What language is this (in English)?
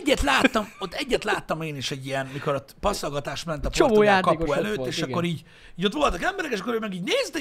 Hungarian